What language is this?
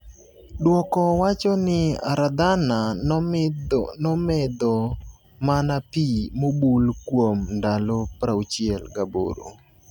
Luo (Kenya and Tanzania)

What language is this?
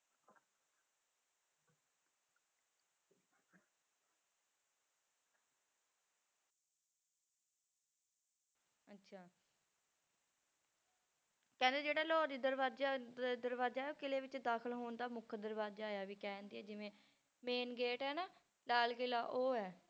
Punjabi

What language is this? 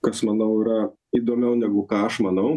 Lithuanian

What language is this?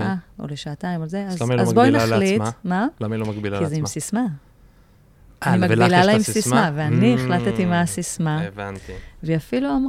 Hebrew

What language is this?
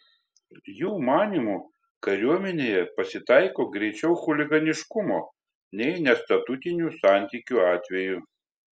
Lithuanian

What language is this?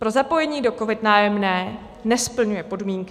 Czech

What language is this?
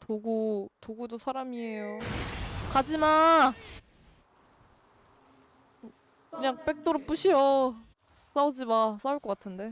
Korean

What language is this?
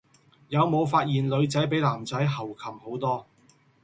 Cantonese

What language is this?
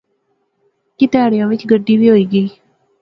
Pahari-Potwari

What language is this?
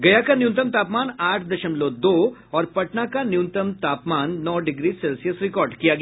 Hindi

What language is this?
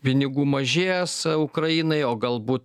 Lithuanian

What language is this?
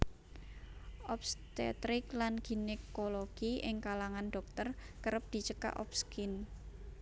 Javanese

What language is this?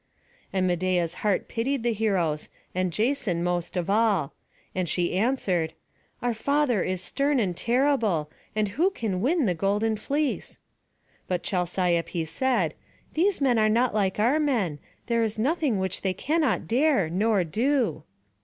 English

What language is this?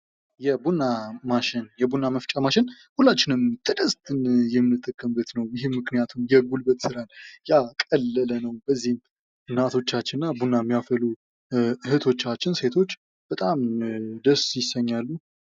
Amharic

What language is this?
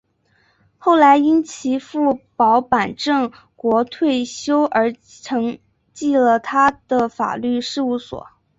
Chinese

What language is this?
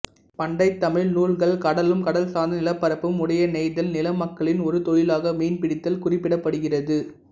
Tamil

